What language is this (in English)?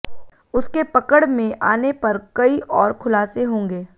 Hindi